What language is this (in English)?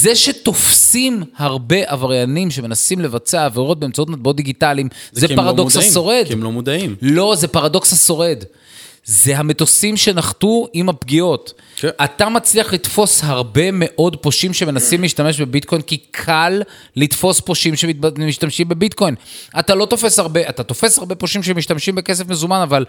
Hebrew